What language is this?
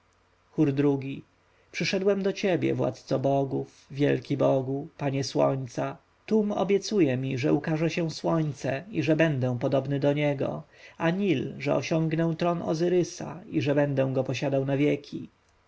Polish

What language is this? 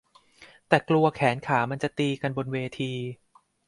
Thai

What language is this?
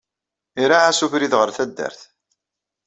Kabyle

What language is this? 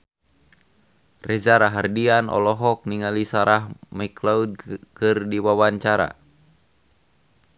Sundanese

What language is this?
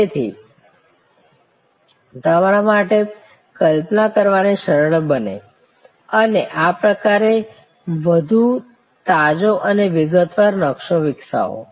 Gujarati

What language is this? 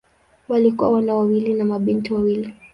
Swahili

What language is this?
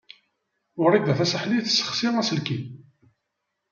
Kabyle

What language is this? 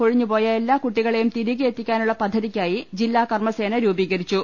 Malayalam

